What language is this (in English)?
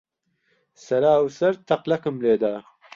Central Kurdish